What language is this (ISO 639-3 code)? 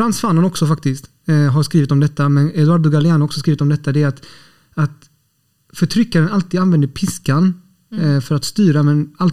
swe